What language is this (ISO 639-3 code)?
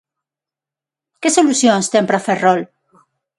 glg